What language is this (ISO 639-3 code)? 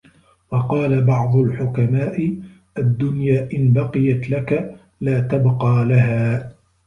ara